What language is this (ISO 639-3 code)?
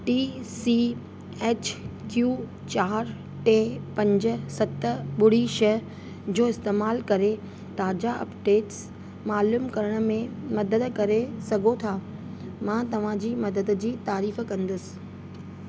snd